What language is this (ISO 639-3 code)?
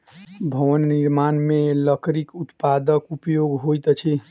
mai